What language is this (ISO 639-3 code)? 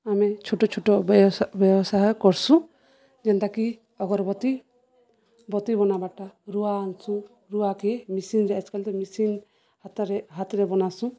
ori